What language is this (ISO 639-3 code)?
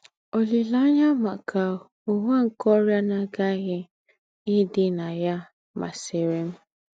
ibo